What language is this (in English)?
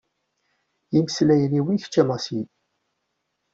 Kabyle